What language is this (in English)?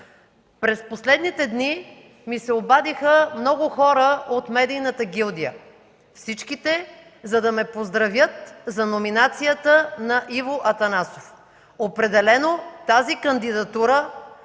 Bulgarian